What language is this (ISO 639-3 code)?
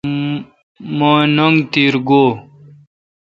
xka